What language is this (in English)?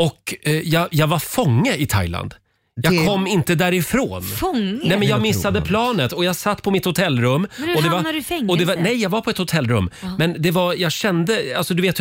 Swedish